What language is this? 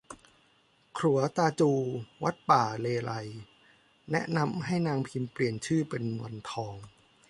Thai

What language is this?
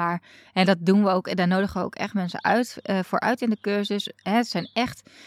Dutch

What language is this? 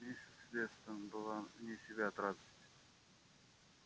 Russian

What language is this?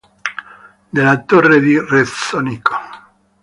Italian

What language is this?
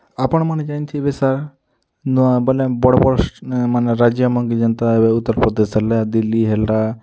Odia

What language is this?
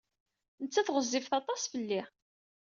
Kabyle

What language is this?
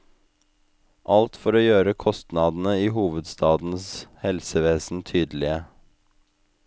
Norwegian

